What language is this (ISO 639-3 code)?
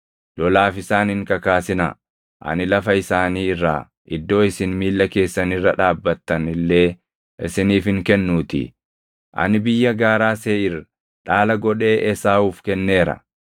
orm